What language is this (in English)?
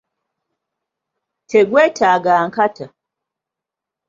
Ganda